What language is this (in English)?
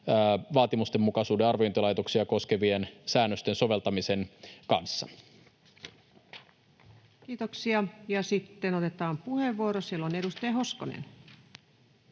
Finnish